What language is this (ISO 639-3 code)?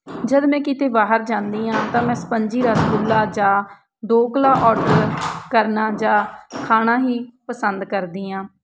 pan